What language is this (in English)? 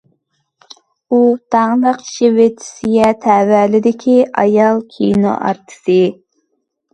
Uyghur